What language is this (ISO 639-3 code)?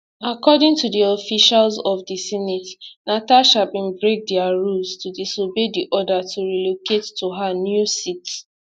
pcm